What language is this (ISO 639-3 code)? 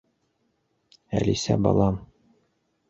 bak